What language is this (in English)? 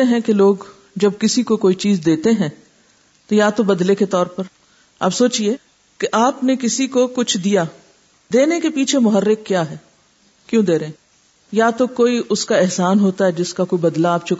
Urdu